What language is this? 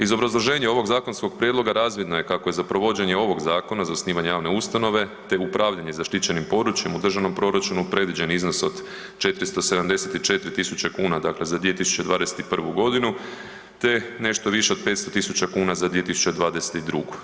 Croatian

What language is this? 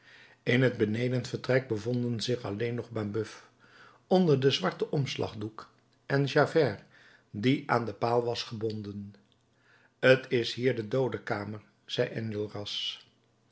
Dutch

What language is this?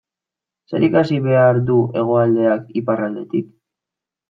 Basque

